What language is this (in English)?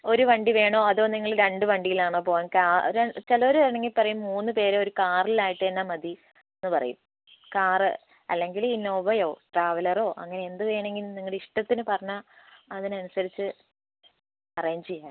Malayalam